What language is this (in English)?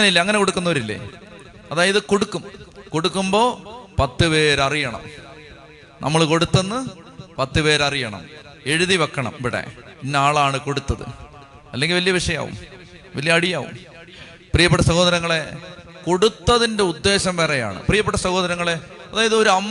Malayalam